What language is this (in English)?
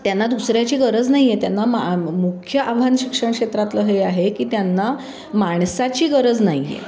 Marathi